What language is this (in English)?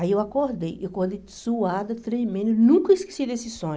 Portuguese